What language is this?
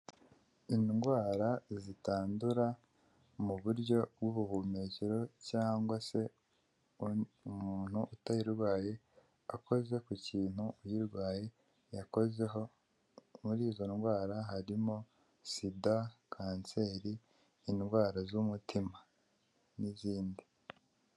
Kinyarwanda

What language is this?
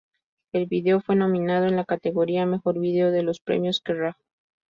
Spanish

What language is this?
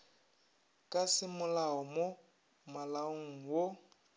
Northern Sotho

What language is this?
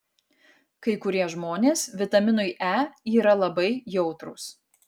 Lithuanian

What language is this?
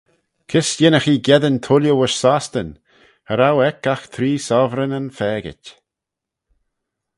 Manx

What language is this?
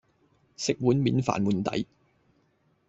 Cantonese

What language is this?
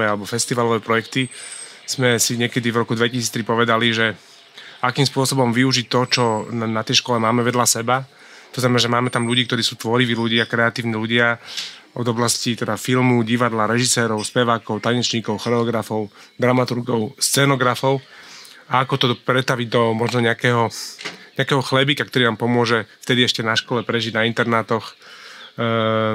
Slovak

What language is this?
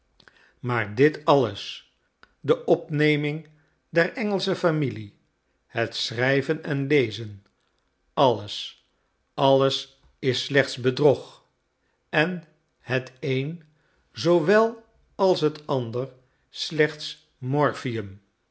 Dutch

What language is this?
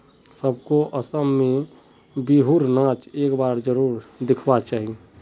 Magahi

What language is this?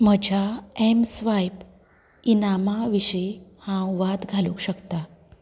Konkani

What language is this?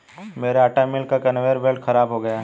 Hindi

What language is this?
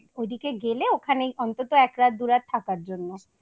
Bangla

